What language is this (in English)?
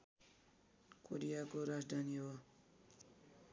Nepali